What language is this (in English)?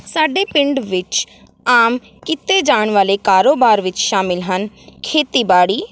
Punjabi